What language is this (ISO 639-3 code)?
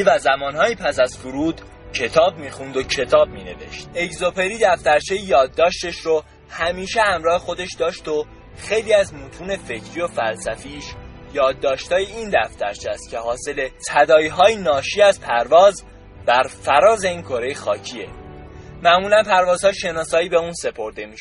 fas